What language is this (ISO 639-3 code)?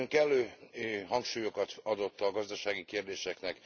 hun